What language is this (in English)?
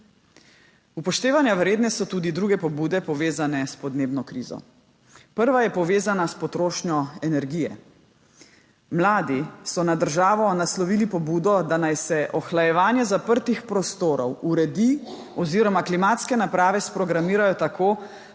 Slovenian